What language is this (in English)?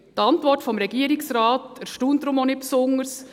Swiss German